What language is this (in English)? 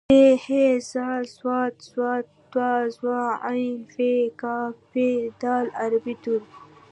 Pashto